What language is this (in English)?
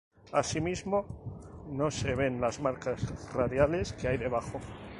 Spanish